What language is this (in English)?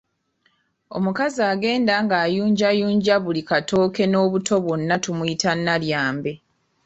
Ganda